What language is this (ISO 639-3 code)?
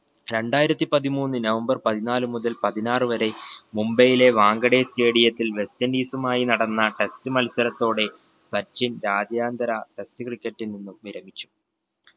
mal